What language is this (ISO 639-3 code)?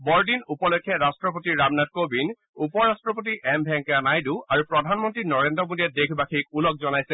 asm